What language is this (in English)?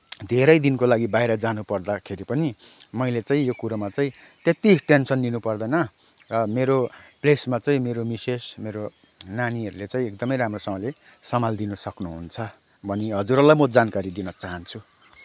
Nepali